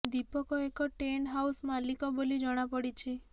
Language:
Odia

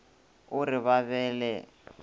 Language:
Northern Sotho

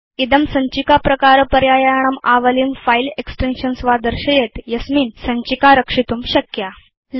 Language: Sanskrit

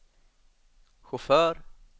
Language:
Swedish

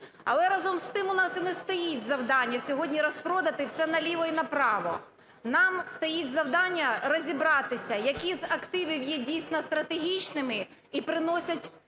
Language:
Ukrainian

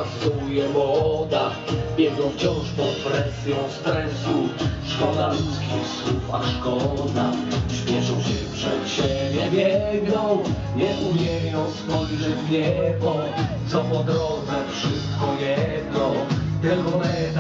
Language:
Polish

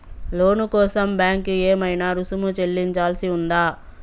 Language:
Telugu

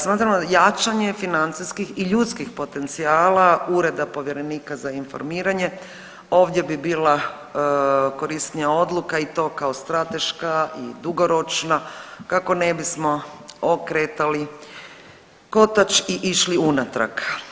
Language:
Croatian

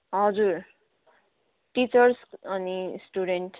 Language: Nepali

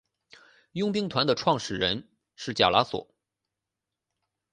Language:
Chinese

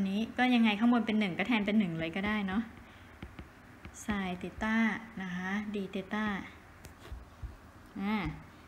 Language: Thai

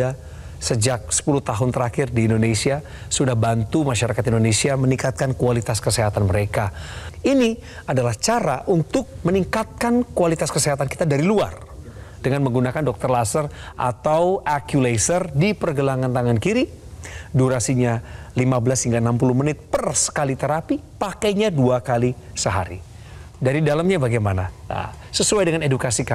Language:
Indonesian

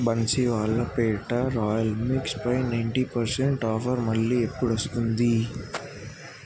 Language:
Telugu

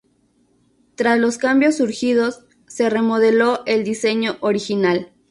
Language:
Spanish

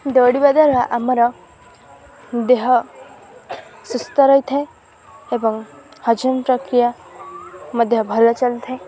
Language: Odia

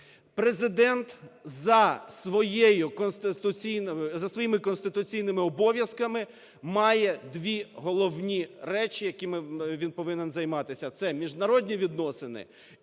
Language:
Ukrainian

